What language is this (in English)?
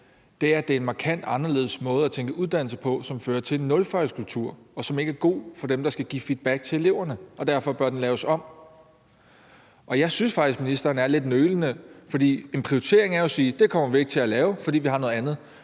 Danish